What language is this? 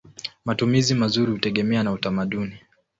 Swahili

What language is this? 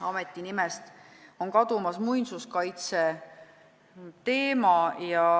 Estonian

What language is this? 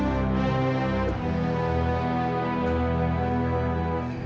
Indonesian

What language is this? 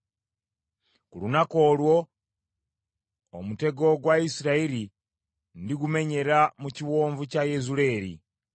Ganda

